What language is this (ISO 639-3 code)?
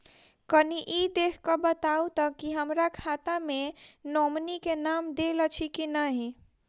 mai